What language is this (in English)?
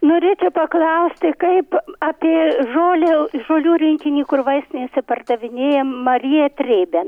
Lithuanian